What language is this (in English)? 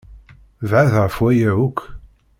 Kabyle